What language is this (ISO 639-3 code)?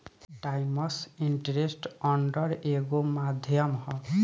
bho